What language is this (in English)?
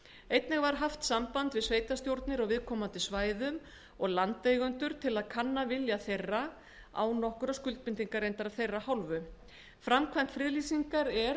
Icelandic